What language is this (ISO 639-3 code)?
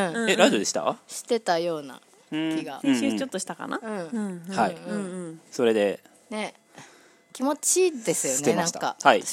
jpn